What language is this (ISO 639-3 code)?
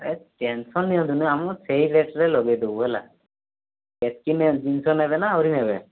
ori